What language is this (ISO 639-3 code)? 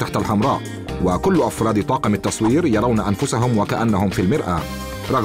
ara